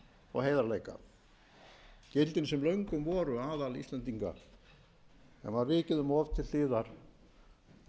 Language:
Icelandic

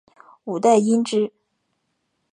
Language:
Chinese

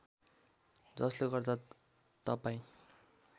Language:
Nepali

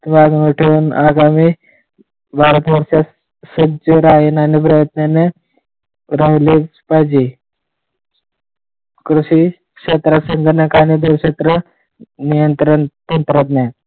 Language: Marathi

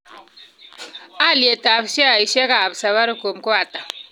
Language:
Kalenjin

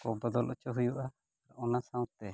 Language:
Santali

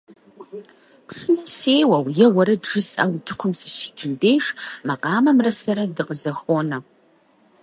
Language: Kabardian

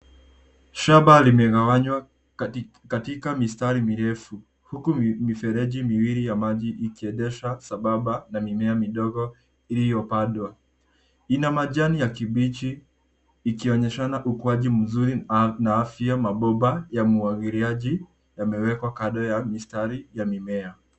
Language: Swahili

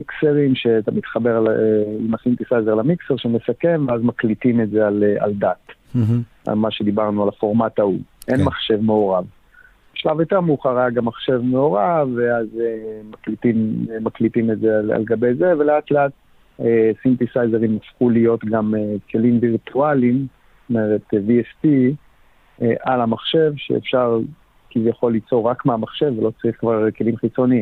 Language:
Hebrew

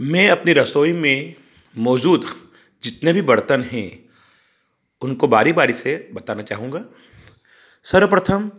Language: Hindi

